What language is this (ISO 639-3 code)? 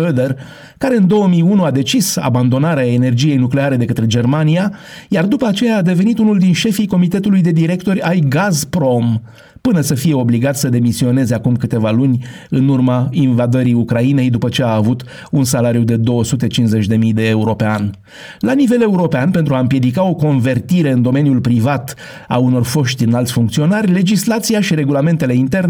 ron